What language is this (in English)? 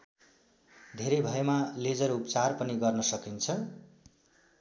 Nepali